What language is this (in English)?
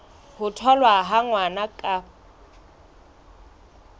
Southern Sotho